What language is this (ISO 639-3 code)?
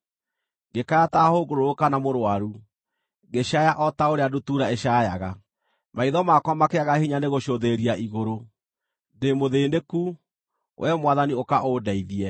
kik